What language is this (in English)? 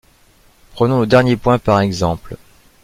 French